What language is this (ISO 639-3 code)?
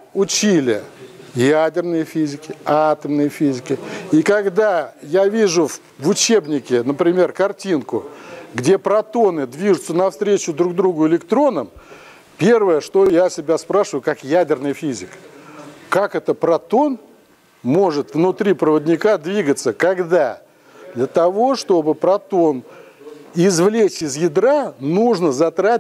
rus